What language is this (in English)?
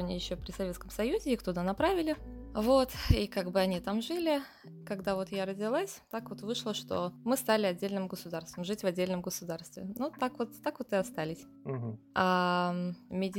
Russian